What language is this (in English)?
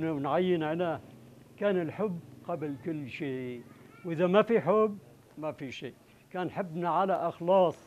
Arabic